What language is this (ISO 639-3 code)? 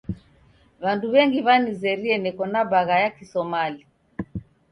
dav